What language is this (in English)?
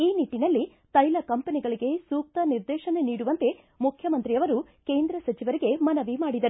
Kannada